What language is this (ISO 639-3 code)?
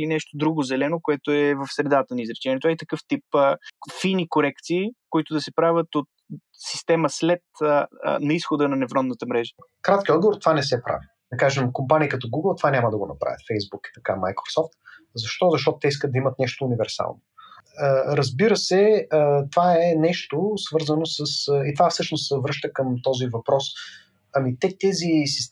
bul